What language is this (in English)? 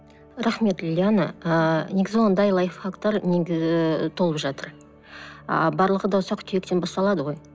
Kazakh